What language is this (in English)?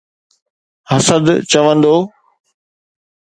Sindhi